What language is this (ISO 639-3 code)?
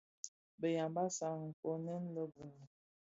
ksf